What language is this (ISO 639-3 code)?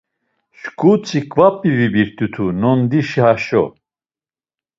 lzz